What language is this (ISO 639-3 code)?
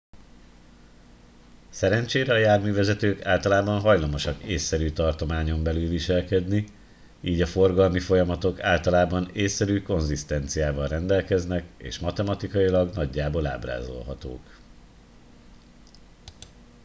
hun